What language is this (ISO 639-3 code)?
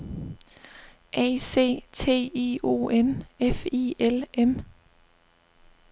dan